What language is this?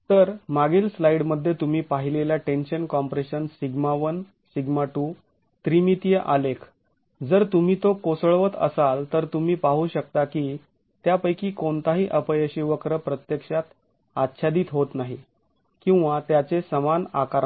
Marathi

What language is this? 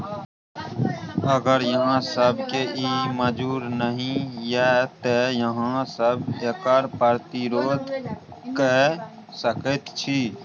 Maithili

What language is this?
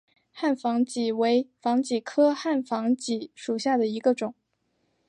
Chinese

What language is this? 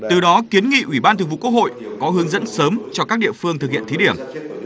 Vietnamese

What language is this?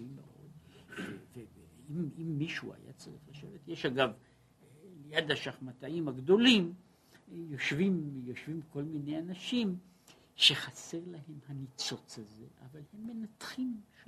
Hebrew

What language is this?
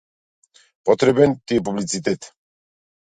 Macedonian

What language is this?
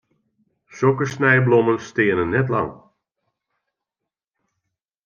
Western Frisian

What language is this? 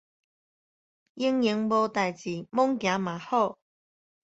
Min Nan Chinese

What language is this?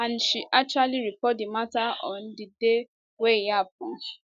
Nigerian Pidgin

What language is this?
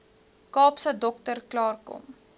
Afrikaans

